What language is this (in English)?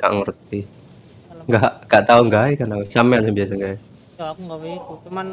Japanese